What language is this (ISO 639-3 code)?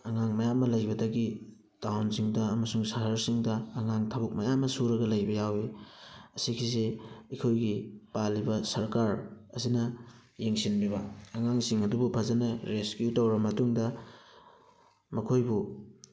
mni